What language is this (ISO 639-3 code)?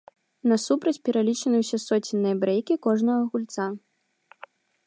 bel